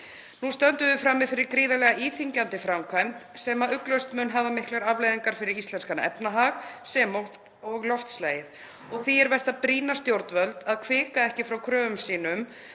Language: Icelandic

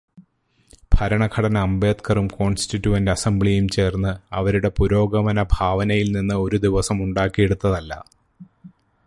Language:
Malayalam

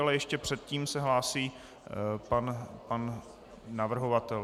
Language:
Czech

